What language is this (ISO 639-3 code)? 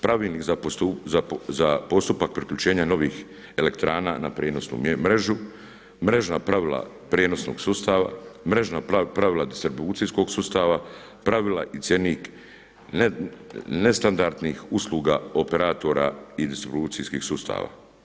hrv